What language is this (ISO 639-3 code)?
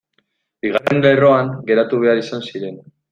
eus